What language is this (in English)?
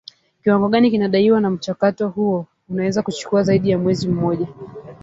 Swahili